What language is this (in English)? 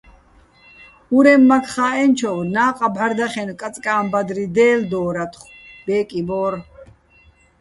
Bats